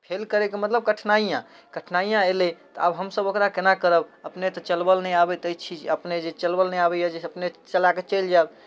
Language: Maithili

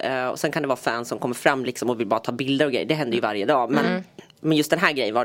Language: Swedish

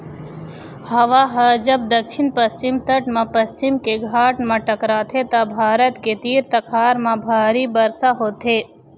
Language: Chhattisgarhi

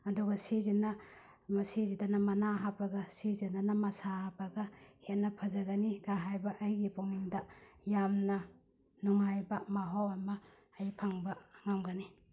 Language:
Manipuri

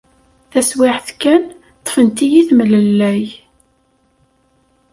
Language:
Kabyle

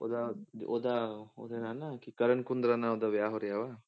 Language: Punjabi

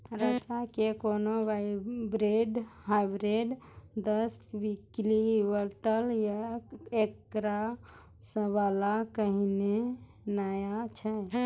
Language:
Maithili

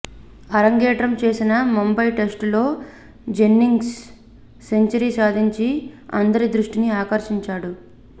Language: Telugu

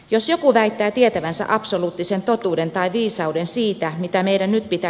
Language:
Finnish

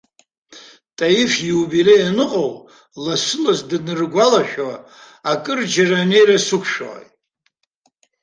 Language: Abkhazian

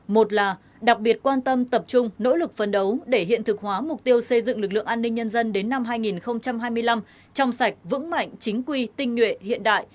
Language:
Vietnamese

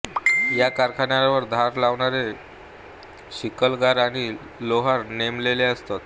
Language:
Marathi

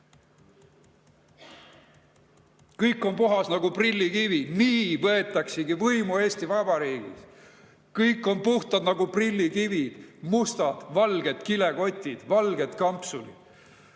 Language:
Estonian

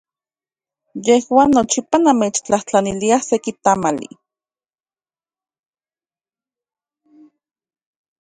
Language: Central Puebla Nahuatl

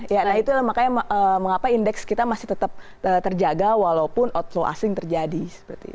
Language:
Indonesian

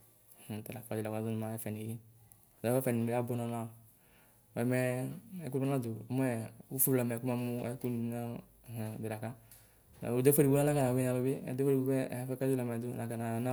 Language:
Ikposo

